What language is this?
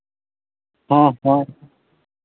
Santali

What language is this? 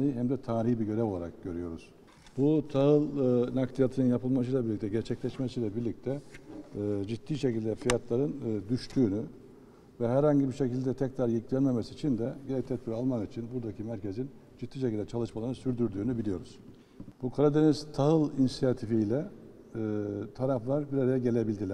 Turkish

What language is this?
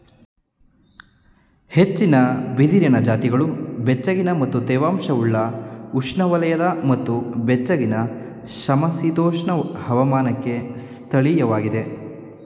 Kannada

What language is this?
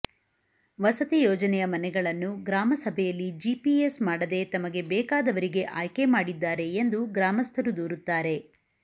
Kannada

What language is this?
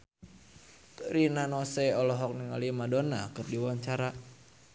Sundanese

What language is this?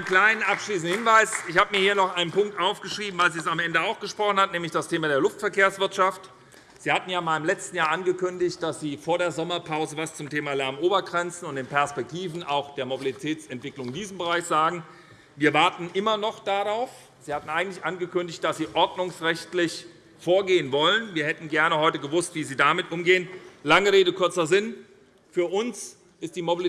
German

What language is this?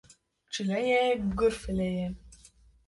Kurdish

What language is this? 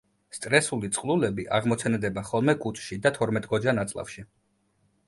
Georgian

